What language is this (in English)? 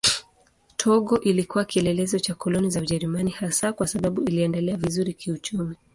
Swahili